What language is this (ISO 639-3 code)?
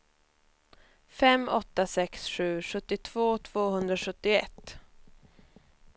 swe